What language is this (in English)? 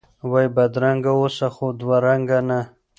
Pashto